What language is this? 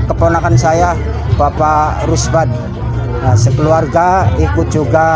Indonesian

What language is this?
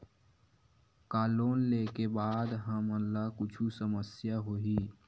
Chhattisgarhi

